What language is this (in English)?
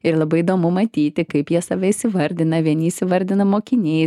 Lithuanian